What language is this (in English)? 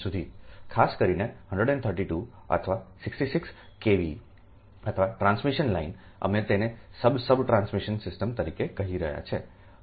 Gujarati